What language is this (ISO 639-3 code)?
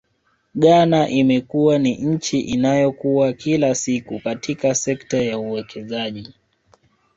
swa